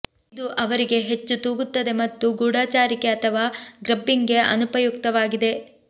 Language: Kannada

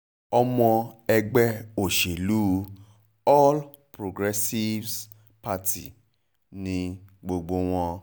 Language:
Yoruba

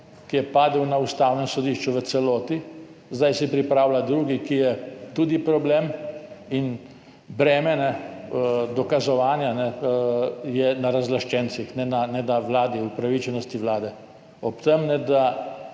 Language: Slovenian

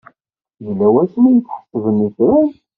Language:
Kabyle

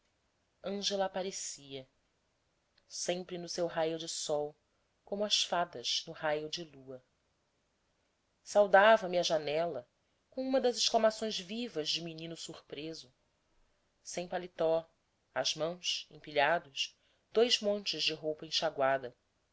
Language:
Portuguese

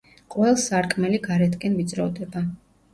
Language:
Georgian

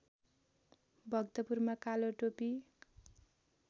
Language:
Nepali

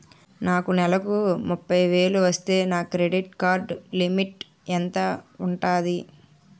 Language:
Telugu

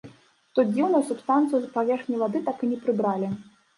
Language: Belarusian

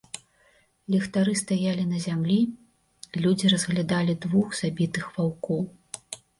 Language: Belarusian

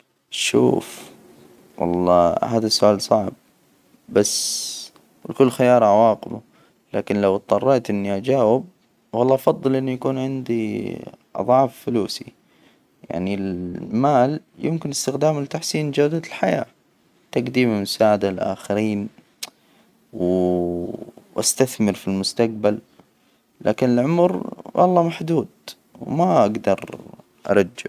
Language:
Hijazi Arabic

